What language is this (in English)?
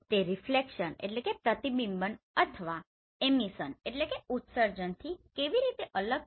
Gujarati